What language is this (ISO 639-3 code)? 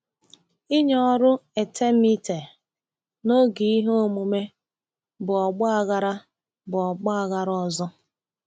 ibo